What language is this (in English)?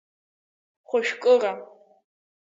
Abkhazian